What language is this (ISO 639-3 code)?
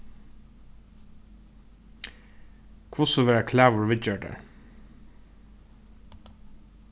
fao